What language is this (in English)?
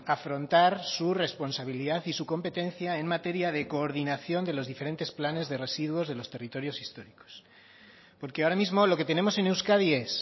Spanish